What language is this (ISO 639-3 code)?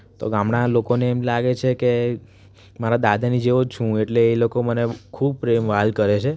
guj